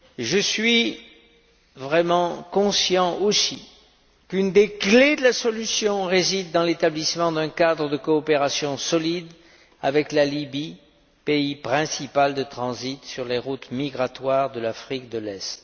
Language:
French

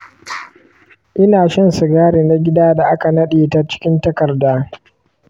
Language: Hausa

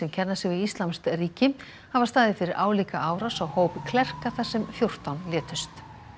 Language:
Icelandic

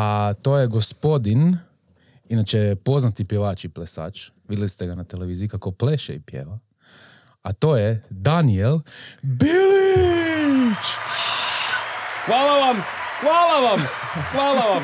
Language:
Croatian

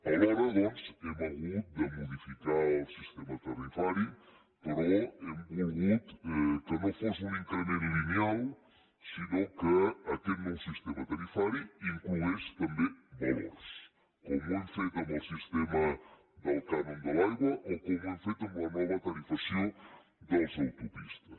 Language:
Catalan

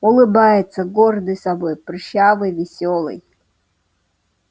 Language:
Russian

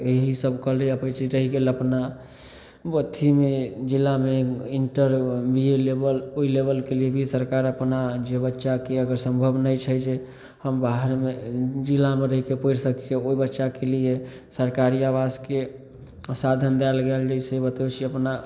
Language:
Maithili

